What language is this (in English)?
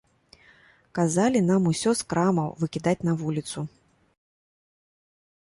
Belarusian